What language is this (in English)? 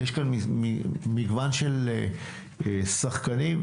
Hebrew